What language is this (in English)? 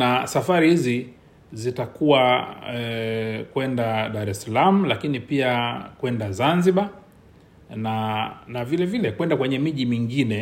Swahili